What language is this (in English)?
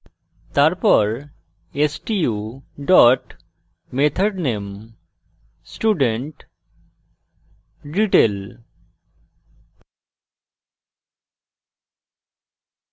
Bangla